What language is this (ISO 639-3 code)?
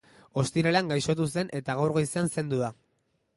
eus